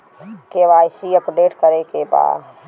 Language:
Bhojpuri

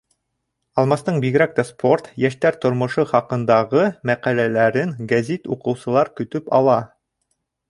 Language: Bashkir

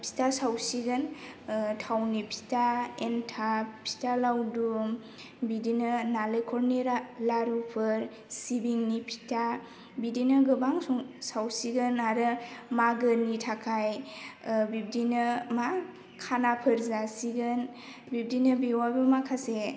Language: Bodo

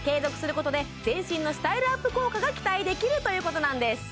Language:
Japanese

